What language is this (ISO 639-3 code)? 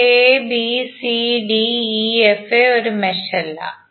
mal